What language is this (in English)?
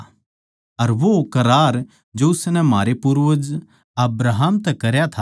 Haryanvi